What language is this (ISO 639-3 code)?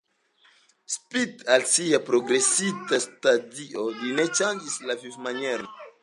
epo